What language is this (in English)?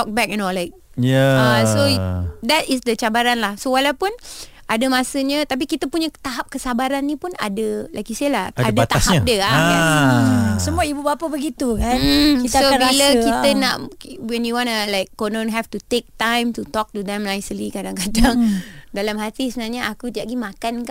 Malay